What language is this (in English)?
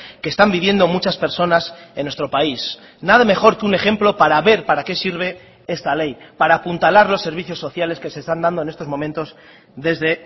Spanish